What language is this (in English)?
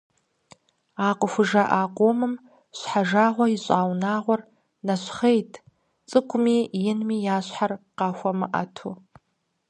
Kabardian